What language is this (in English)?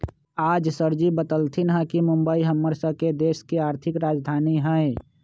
Magahi